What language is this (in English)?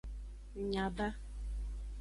Aja (Benin)